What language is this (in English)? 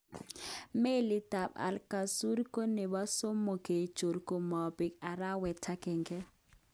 Kalenjin